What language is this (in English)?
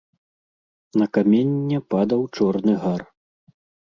Belarusian